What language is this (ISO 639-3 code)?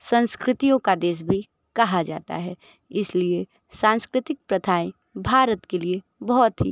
hin